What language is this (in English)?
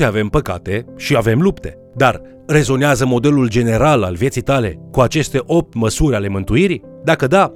Romanian